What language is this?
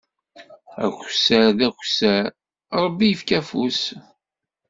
Kabyle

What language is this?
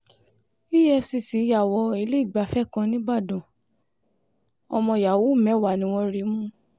Yoruba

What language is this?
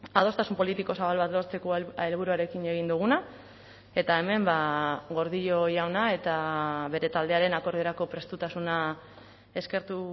Basque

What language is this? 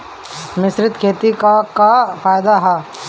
Bhojpuri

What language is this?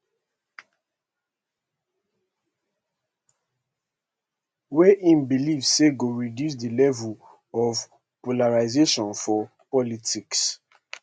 Nigerian Pidgin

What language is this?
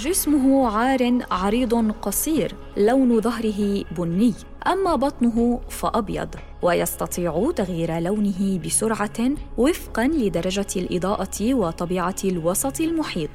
Arabic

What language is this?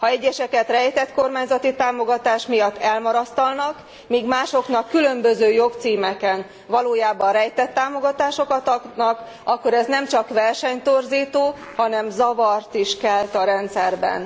Hungarian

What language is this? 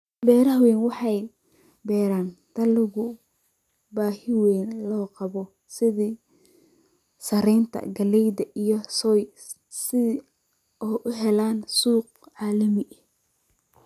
Somali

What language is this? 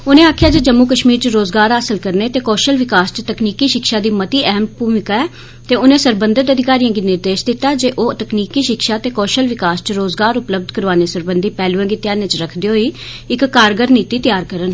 Dogri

